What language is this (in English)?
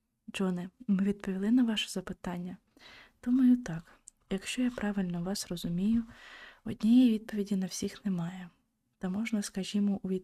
Ukrainian